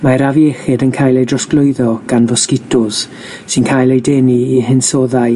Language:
Welsh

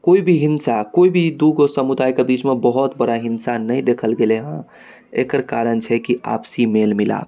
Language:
Maithili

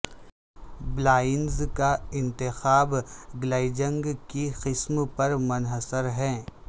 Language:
Urdu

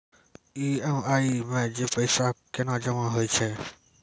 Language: Maithili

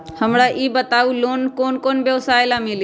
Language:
Magahi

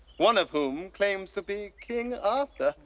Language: English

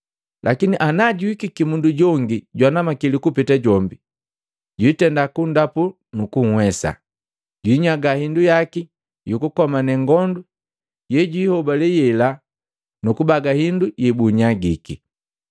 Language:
Matengo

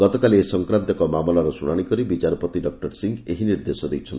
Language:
Odia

